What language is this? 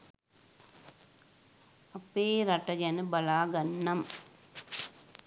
Sinhala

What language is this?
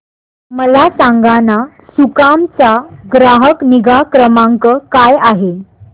Marathi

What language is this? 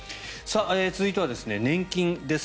Japanese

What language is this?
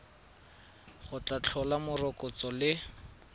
Tswana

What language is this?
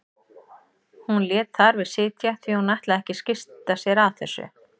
Icelandic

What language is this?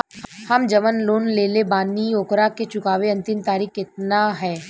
Bhojpuri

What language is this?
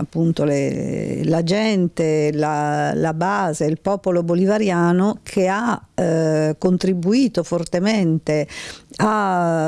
Italian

